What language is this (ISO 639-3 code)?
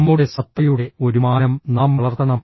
mal